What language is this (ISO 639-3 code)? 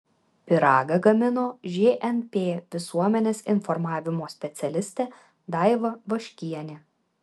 lit